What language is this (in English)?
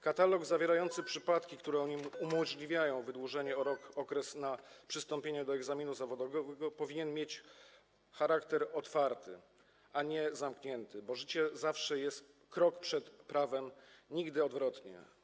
Polish